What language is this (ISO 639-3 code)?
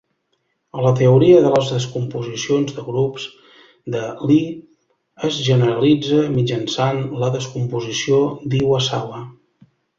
cat